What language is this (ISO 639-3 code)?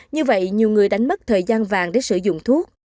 vie